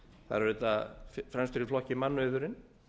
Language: Icelandic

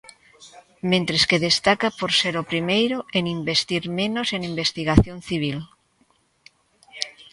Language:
Galician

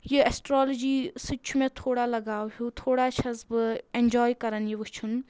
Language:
Kashmiri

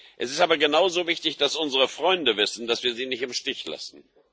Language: German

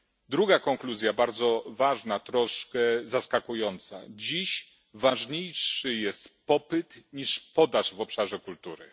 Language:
Polish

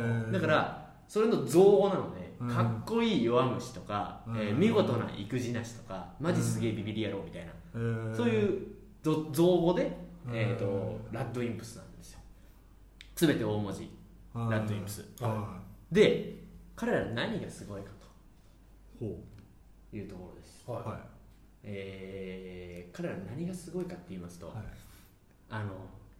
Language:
Japanese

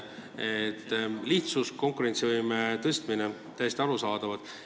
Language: Estonian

